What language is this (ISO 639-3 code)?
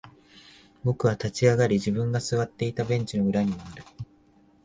jpn